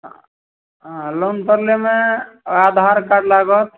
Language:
Maithili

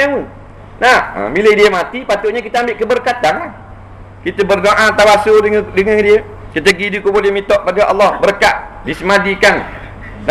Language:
Malay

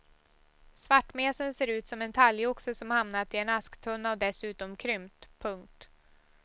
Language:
Swedish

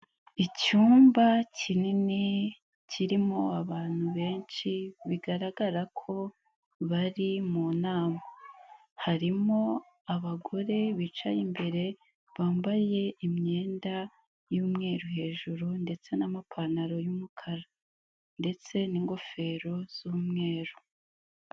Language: Kinyarwanda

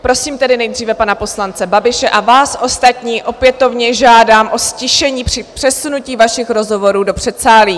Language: Czech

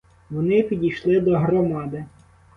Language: Ukrainian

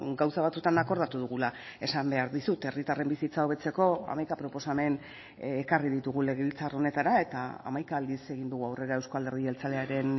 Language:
Basque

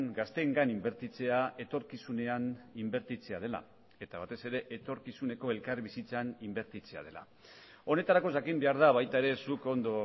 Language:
Basque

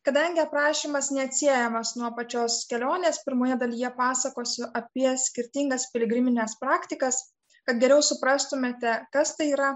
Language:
Lithuanian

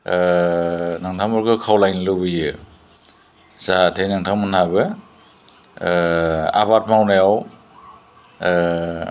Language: Bodo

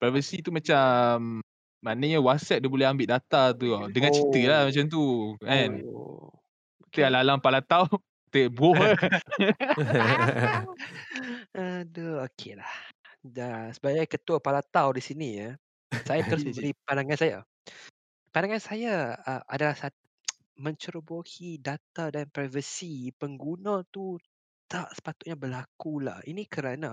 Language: Malay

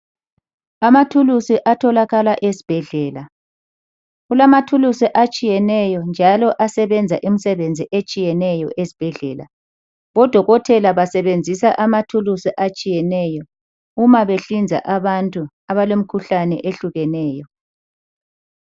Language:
North Ndebele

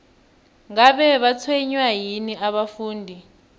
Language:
South Ndebele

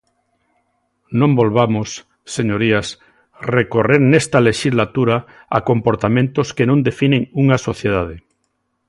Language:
Galician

